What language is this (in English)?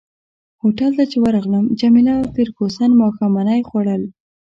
Pashto